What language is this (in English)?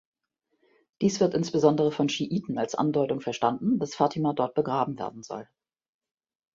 German